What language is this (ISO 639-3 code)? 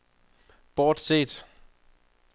dan